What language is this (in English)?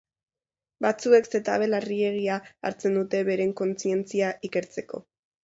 Basque